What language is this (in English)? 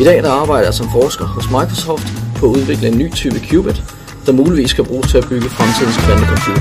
Danish